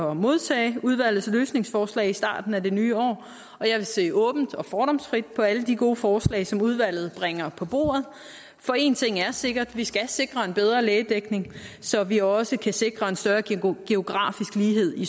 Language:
Danish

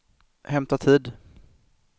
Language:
Swedish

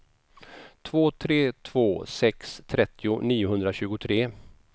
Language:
Swedish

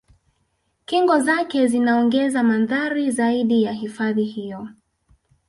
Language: Swahili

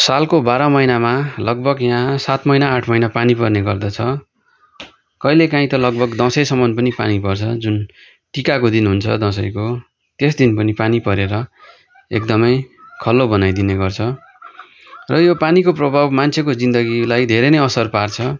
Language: Nepali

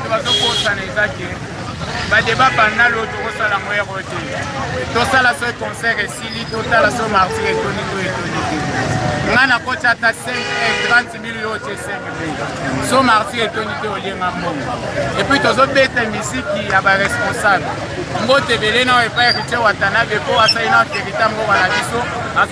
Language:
French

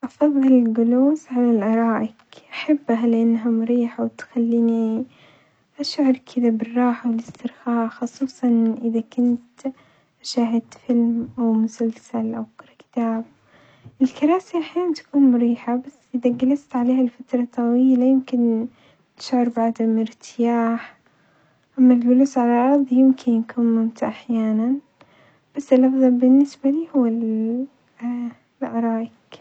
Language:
Omani Arabic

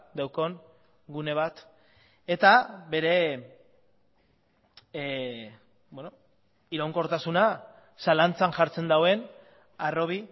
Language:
Basque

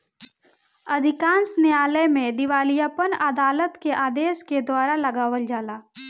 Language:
Bhojpuri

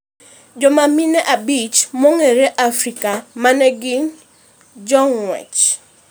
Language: Luo (Kenya and Tanzania)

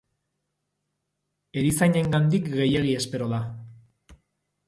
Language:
Basque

